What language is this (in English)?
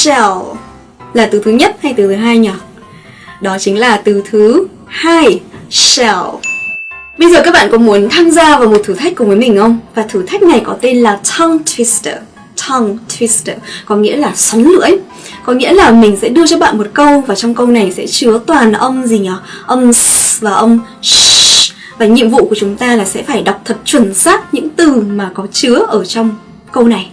Vietnamese